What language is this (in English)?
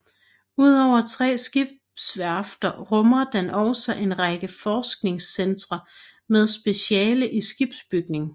Danish